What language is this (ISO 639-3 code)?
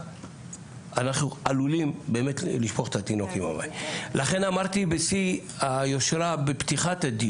heb